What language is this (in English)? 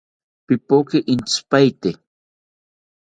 South Ucayali Ashéninka